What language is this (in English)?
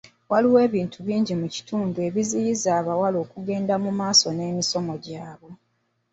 Ganda